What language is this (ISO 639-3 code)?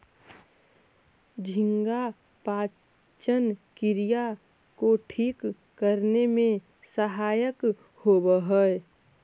mag